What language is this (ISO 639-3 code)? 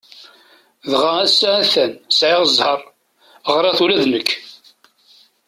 kab